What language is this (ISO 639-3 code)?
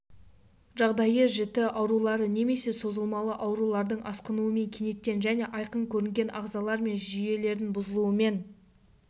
kaz